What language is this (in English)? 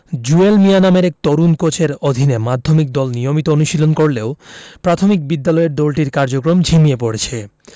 Bangla